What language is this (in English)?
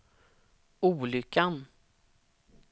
Swedish